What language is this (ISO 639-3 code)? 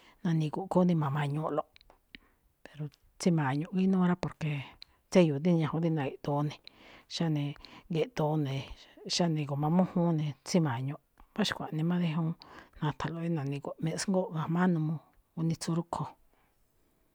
tcf